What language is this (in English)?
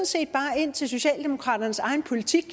Danish